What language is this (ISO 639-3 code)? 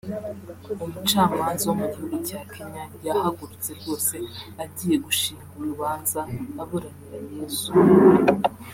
kin